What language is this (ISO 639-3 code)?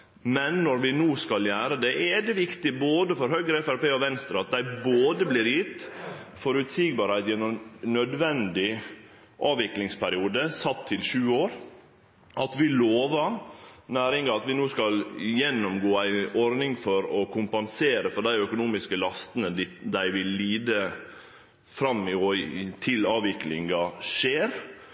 nno